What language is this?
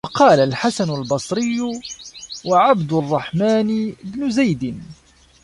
Arabic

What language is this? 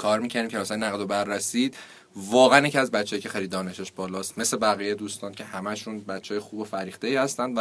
Persian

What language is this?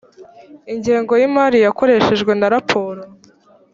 Kinyarwanda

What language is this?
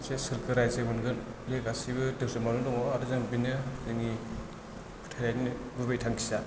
Bodo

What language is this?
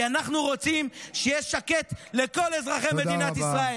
Hebrew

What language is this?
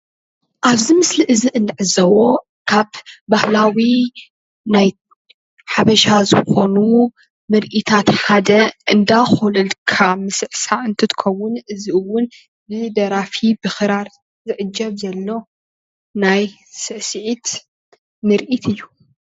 Tigrinya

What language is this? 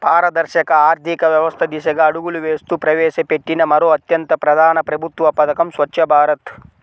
Telugu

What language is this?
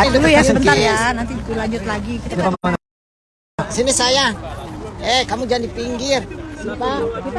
Indonesian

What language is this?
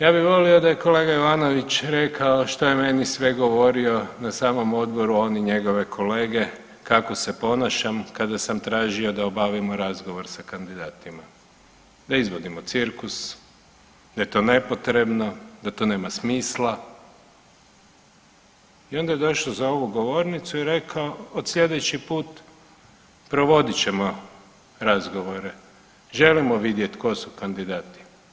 Croatian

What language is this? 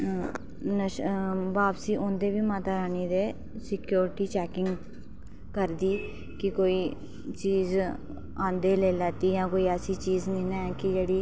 Dogri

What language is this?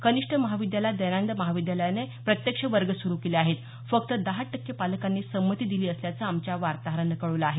Marathi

